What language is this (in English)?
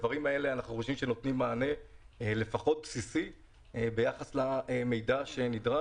Hebrew